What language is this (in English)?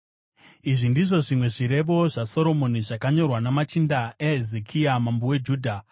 Shona